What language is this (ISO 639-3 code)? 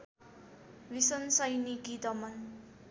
nep